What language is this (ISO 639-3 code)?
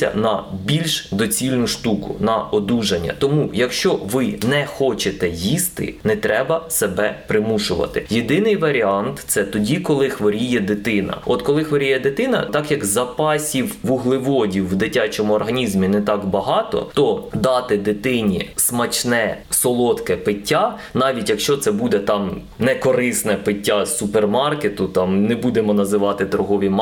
ukr